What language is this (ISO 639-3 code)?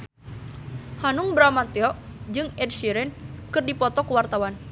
sun